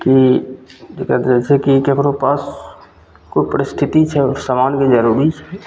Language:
Maithili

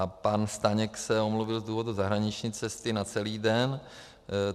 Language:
Czech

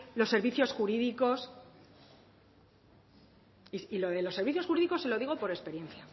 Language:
Spanish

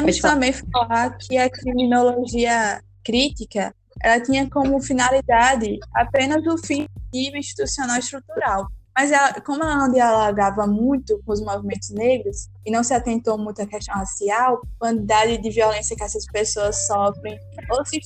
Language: Portuguese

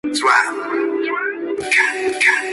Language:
Spanish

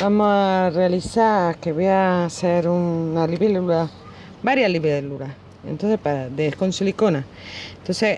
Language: Spanish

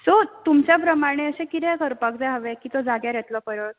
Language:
Konkani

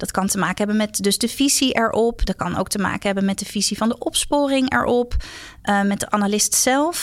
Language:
Dutch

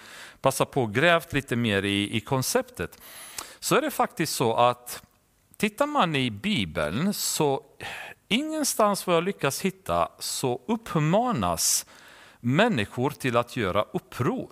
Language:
Swedish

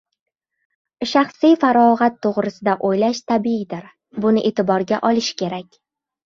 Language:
Uzbek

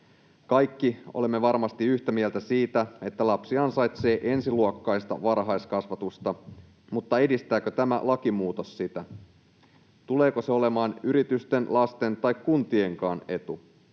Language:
Finnish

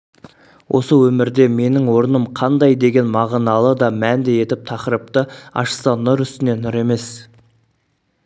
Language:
Kazakh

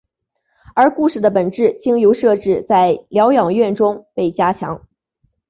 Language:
Chinese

